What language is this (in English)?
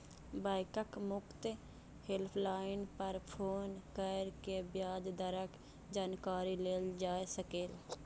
Maithili